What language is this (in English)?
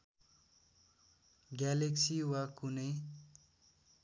Nepali